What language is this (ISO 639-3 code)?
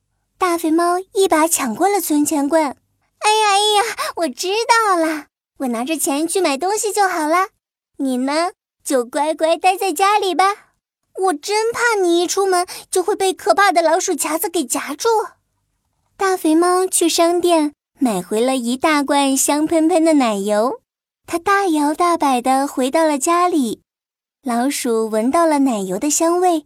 zho